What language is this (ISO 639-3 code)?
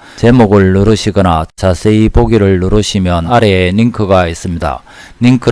kor